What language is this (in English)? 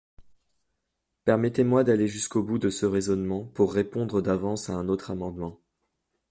French